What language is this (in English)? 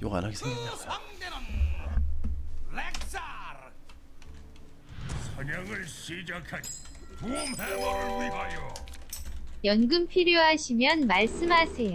Korean